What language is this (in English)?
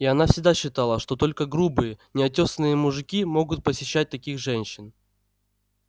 Russian